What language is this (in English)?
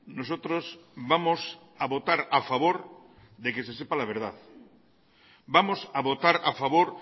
Spanish